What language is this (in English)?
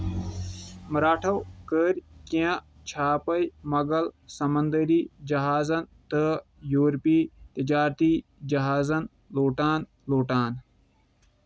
Kashmiri